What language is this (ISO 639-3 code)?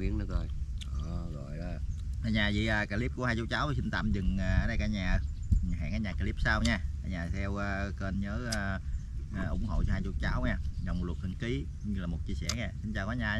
vie